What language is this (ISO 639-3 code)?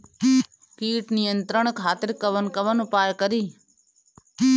bho